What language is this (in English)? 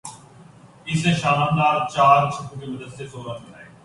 Urdu